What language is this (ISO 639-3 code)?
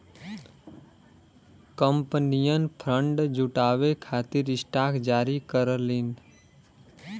bho